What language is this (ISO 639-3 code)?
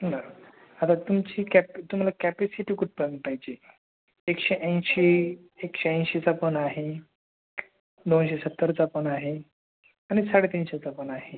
mar